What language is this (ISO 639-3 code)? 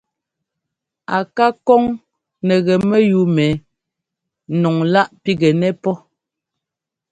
jgo